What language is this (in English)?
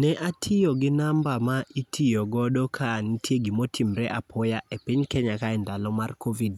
Luo (Kenya and Tanzania)